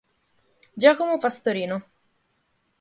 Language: Italian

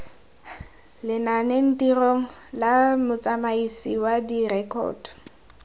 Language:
Tswana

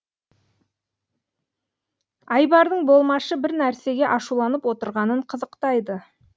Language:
Kazakh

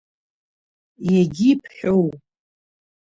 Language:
Abkhazian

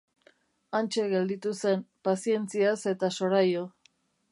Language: Basque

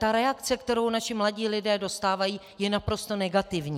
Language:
Czech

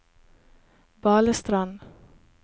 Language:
Norwegian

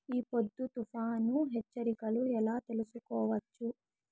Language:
Telugu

